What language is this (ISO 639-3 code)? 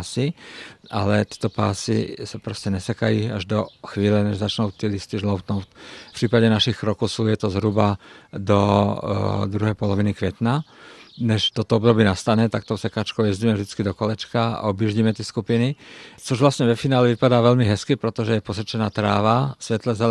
ces